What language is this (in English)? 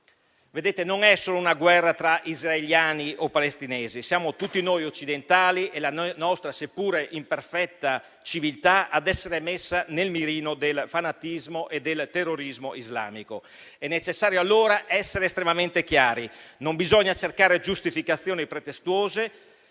Italian